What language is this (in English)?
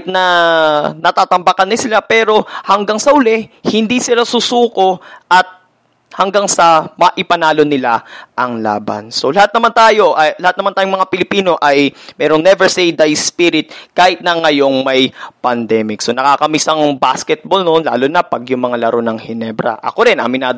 Filipino